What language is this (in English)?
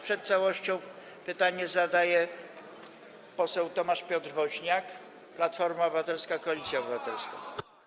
Polish